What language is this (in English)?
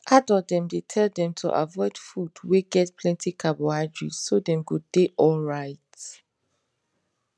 Nigerian Pidgin